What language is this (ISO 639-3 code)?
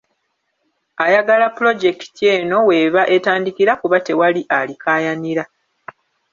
lug